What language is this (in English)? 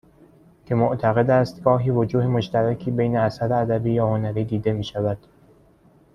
Persian